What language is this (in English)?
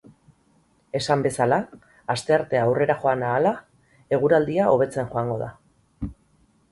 Basque